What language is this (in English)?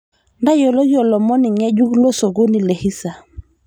Masai